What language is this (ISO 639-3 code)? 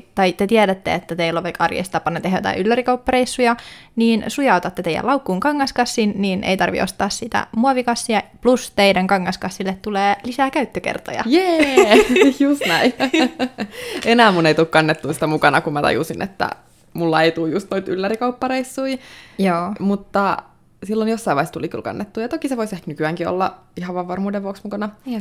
fin